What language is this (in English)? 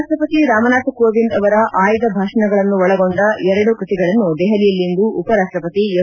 Kannada